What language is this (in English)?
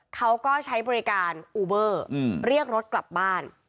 Thai